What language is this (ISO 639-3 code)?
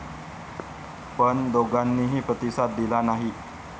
mar